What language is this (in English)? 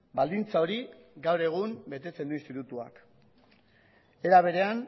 Basque